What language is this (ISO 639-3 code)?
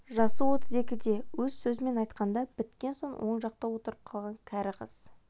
kaz